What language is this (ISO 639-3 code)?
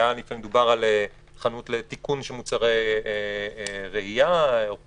heb